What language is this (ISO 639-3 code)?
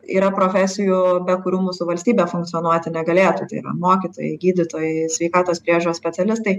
lit